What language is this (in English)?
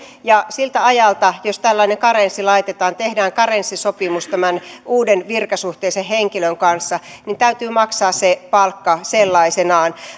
Finnish